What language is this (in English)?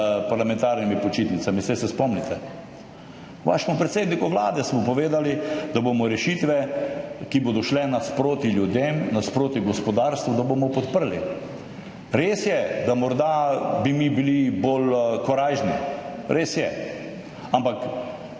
Slovenian